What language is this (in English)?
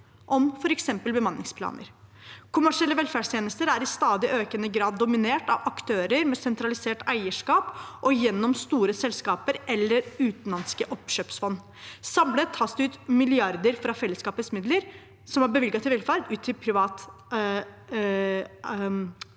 Norwegian